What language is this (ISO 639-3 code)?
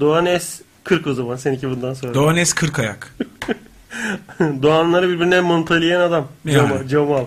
tur